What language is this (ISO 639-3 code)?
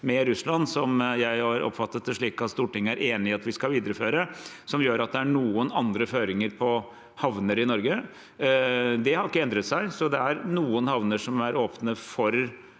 nor